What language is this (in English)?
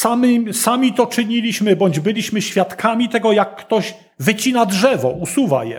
Polish